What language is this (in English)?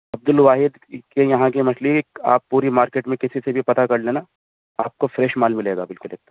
Urdu